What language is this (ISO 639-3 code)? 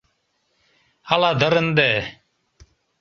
chm